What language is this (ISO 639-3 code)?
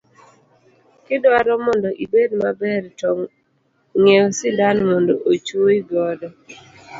luo